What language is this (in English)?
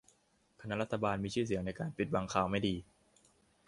Thai